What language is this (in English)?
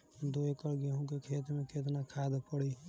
Bhojpuri